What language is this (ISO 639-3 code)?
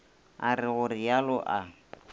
nso